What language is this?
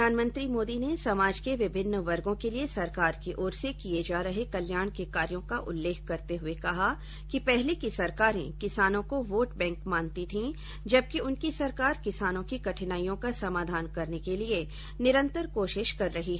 Hindi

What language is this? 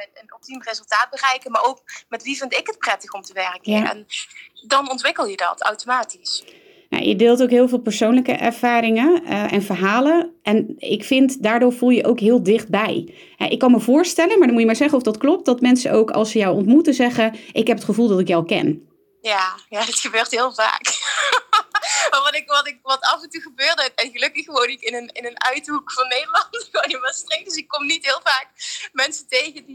Dutch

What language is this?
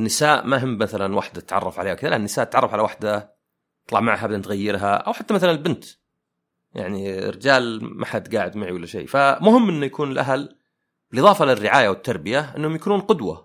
Arabic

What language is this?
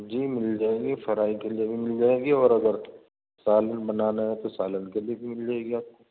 Urdu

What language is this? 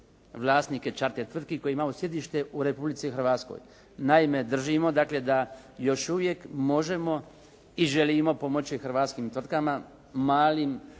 Croatian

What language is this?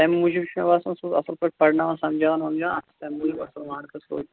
Kashmiri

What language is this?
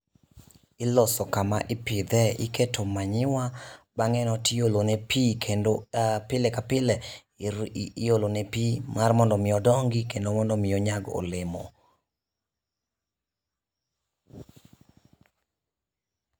Luo (Kenya and Tanzania)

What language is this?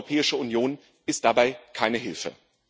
German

